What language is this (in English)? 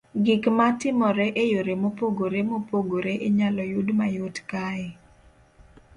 Luo (Kenya and Tanzania)